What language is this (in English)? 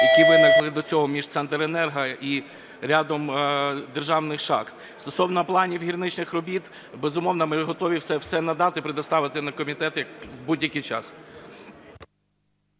Ukrainian